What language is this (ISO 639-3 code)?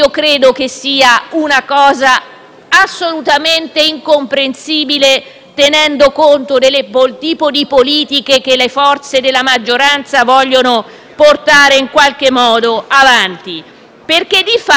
ita